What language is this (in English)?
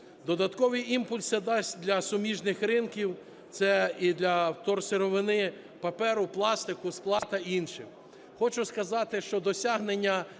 Ukrainian